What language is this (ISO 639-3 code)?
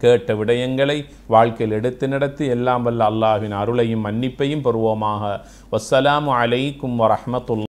ara